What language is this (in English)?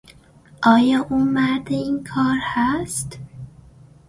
Persian